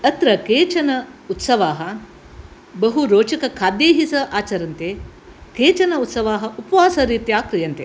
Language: Sanskrit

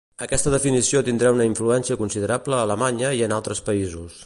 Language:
Catalan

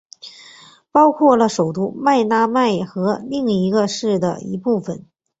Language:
Chinese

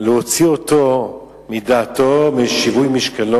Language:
Hebrew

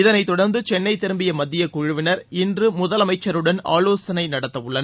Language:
Tamil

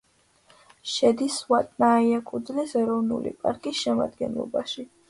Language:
Georgian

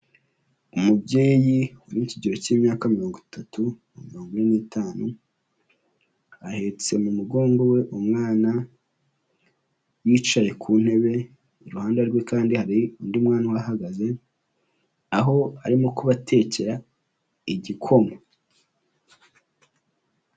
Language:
Kinyarwanda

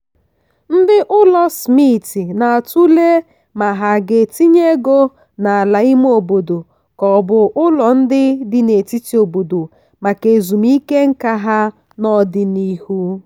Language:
Igbo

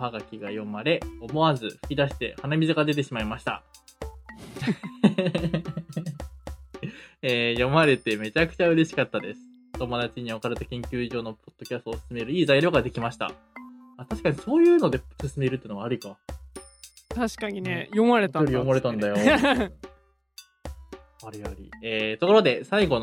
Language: Japanese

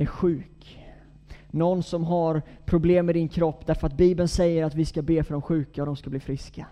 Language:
Swedish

